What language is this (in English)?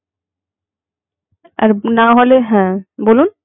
Bangla